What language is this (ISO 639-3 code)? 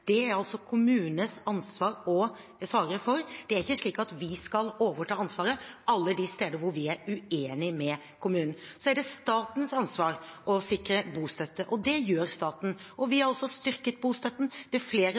nob